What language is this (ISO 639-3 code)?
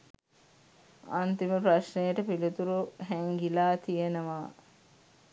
sin